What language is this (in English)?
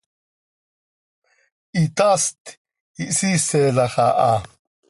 Seri